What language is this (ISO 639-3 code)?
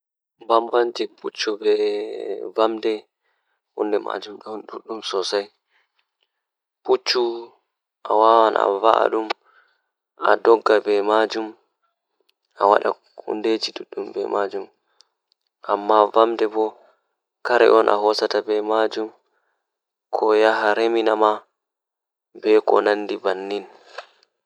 ful